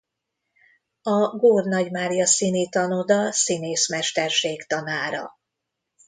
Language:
Hungarian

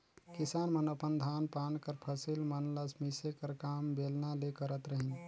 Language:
Chhattisgarhi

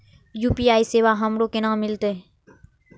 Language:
Maithili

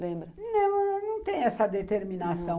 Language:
Portuguese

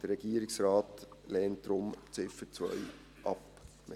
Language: Swiss German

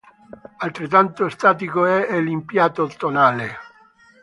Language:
Italian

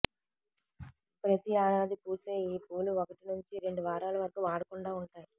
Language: Telugu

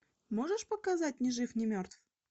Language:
Russian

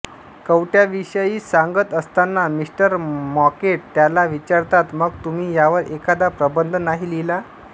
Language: Marathi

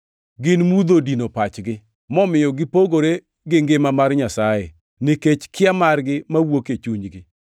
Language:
Luo (Kenya and Tanzania)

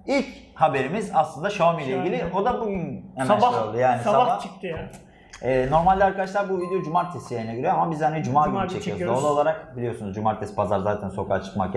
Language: Turkish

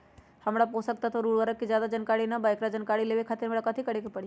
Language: Magahi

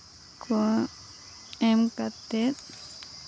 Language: Santali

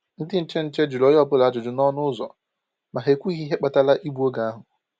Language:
Igbo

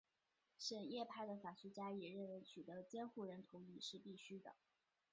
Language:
Chinese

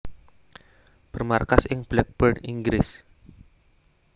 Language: Javanese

